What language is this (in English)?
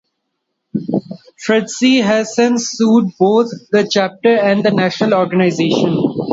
English